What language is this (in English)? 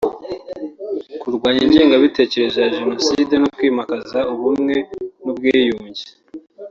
Kinyarwanda